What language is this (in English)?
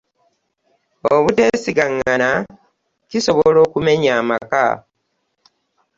Ganda